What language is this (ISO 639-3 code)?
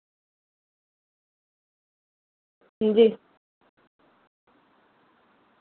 doi